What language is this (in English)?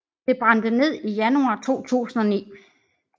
Danish